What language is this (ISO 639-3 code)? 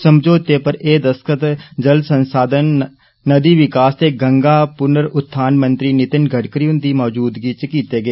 doi